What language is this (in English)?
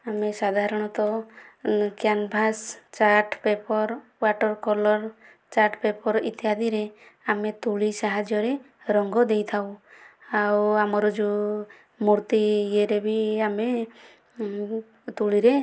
Odia